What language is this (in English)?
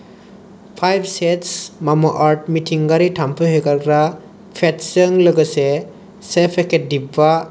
Bodo